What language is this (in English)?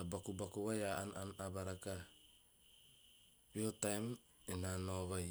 Teop